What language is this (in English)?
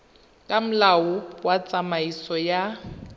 Tswana